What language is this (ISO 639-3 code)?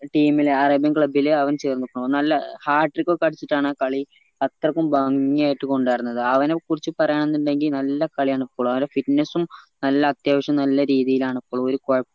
mal